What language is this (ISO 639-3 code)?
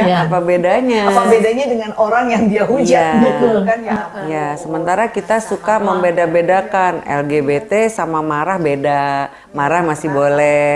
ind